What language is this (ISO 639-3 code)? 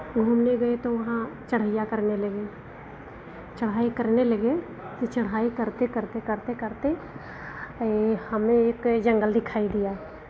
hin